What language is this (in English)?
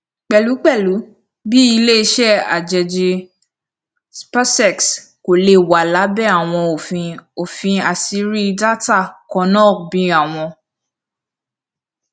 Yoruba